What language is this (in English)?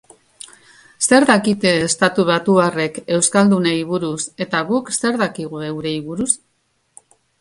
Basque